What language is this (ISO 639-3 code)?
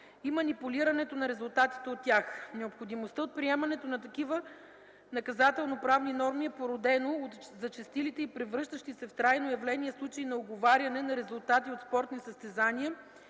bul